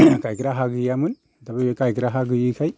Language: Bodo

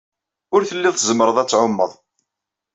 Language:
Kabyle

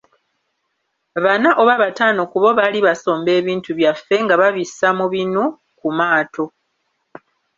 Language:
Ganda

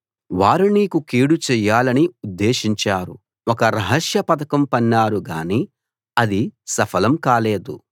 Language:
Telugu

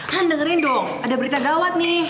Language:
Indonesian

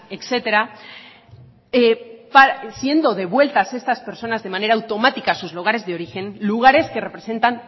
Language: Spanish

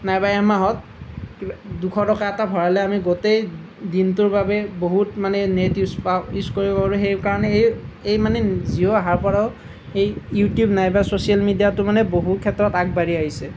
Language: Assamese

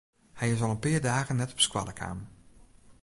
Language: Western Frisian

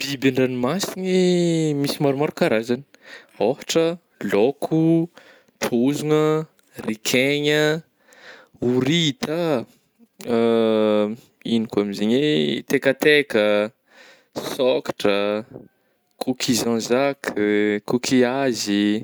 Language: Northern Betsimisaraka Malagasy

